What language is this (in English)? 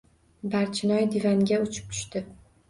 Uzbek